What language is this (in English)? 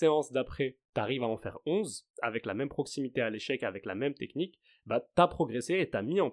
French